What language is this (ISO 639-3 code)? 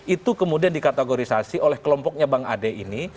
ind